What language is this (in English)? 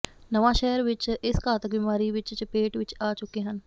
Punjabi